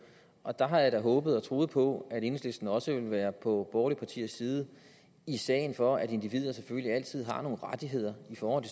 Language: Danish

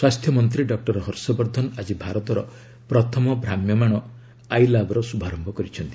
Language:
Odia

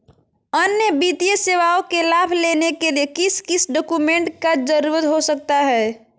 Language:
Magahi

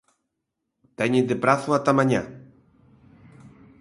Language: Galician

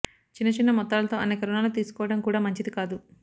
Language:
Telugu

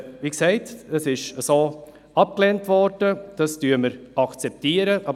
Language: Swiss German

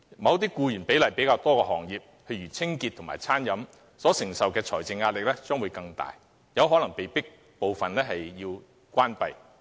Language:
Cantonese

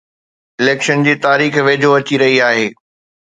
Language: Sindhi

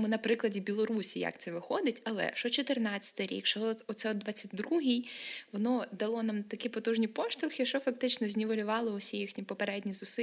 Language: Ukrainian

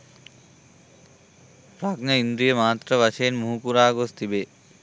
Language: Sinhala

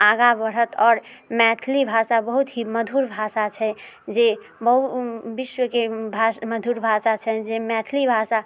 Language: Maithili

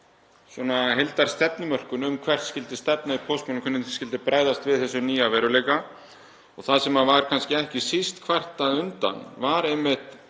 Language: Icelandic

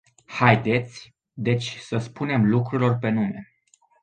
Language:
Romanian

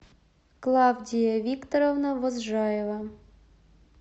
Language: Russian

